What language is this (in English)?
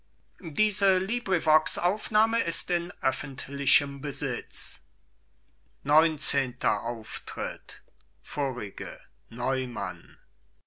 German